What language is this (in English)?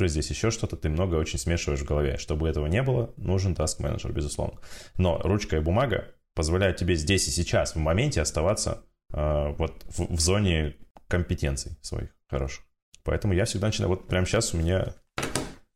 Russian